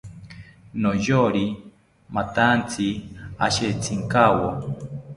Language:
South Ucayali Ashéninka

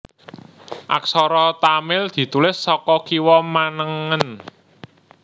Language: Javanese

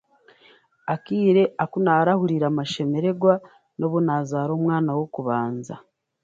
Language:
Chiga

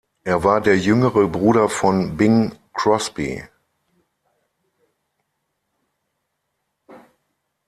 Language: German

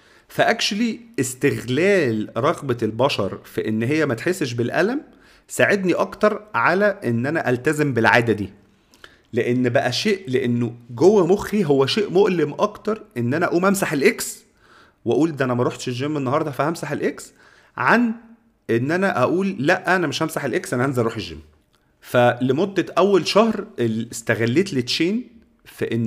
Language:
Arabic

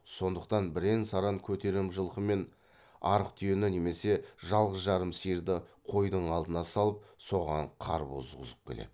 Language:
Kazakh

